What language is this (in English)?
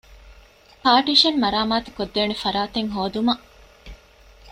Divehi